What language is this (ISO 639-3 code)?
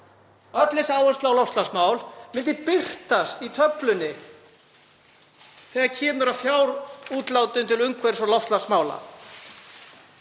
isl